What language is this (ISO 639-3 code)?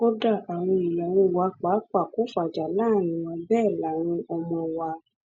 yor